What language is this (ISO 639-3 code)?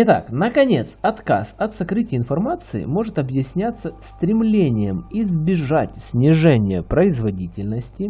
rus